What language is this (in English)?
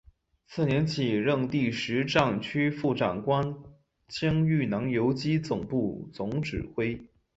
Chinese